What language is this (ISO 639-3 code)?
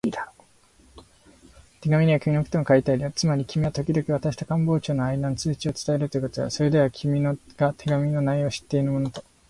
jpn